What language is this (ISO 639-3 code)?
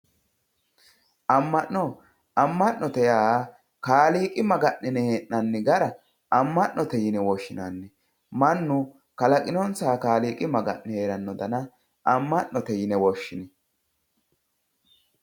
sid